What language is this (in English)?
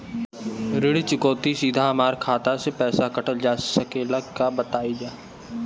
Bhojpuri